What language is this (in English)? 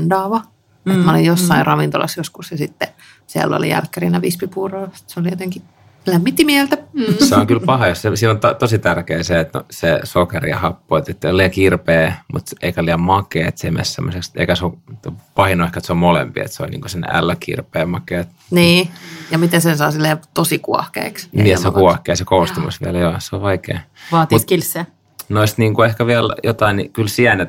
Finnish